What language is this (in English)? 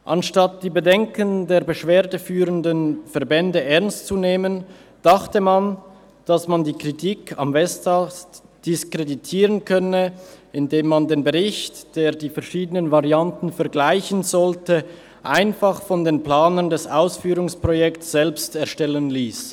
Swiss German